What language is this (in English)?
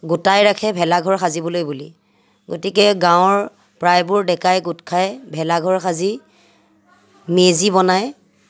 Assamese